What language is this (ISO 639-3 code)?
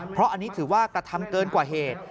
tha